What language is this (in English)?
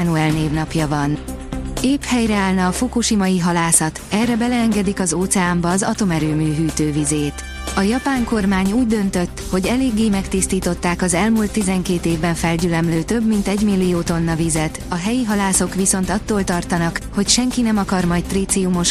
Hungarian